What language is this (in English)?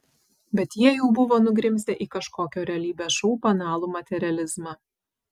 Lithuanian